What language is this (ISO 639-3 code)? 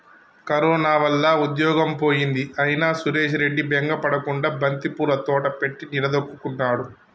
tel